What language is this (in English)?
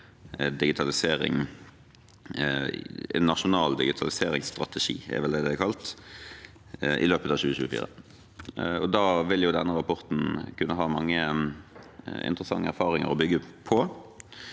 Norwegian